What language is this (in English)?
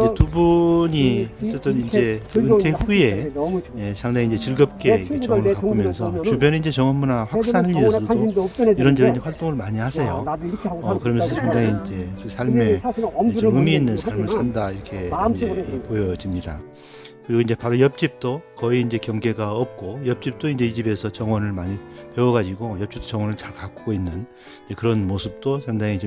Korean